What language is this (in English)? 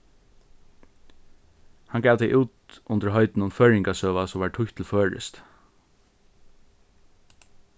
Faroese